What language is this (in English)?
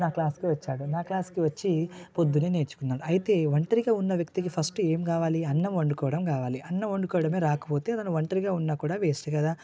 Telugu